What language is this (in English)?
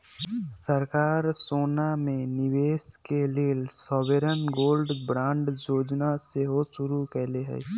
Magahi